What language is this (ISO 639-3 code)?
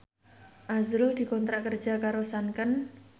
jav